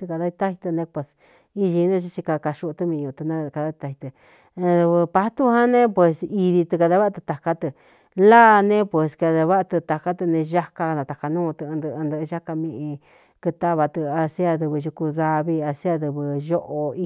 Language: Cuyamecalco Mixtec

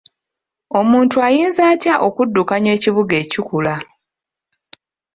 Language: Ganda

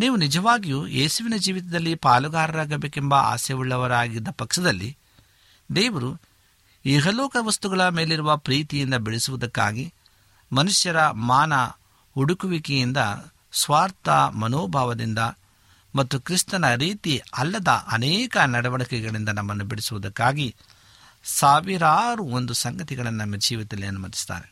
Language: Kannada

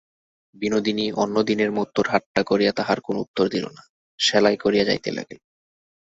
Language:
Bangla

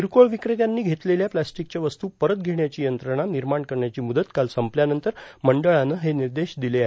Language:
Marathi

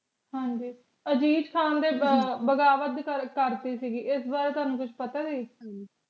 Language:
Punjabi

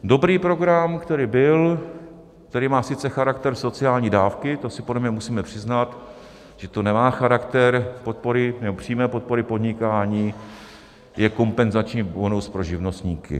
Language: Czech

